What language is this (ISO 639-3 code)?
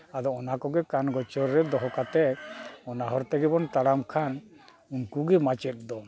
sat